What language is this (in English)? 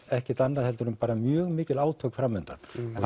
Icelandic